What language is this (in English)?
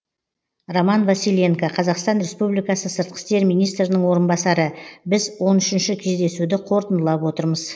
Kazakh